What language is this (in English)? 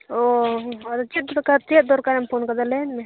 Santali